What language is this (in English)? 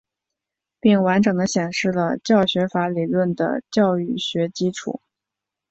Chinese